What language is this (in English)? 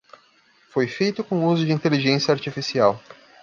Portuguese